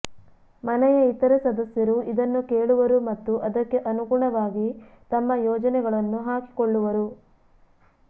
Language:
Kannada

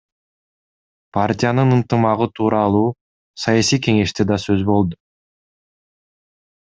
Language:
Kyrgyz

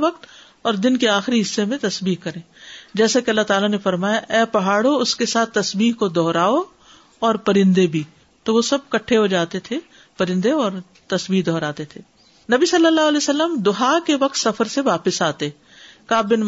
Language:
Urdu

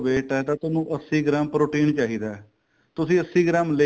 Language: Punjabi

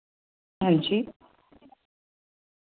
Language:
Dogri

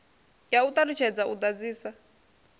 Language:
Venda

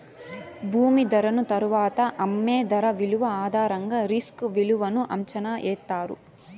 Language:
Telugu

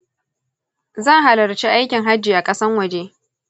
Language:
Hausa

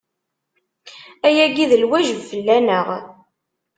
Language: Kabyle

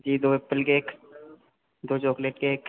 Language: Hindi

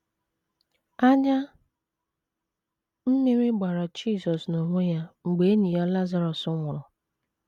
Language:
Igbo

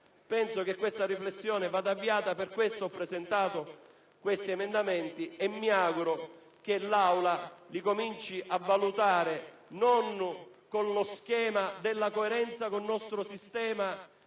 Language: Italian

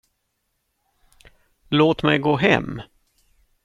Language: Swedish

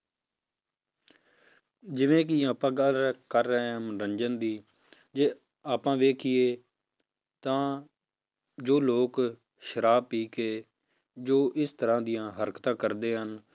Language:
Punjabi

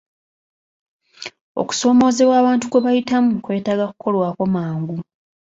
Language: Ganda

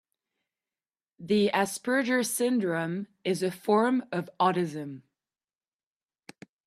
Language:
English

